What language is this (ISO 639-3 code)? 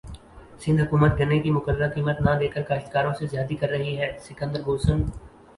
urd